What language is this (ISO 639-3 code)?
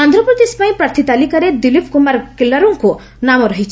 ori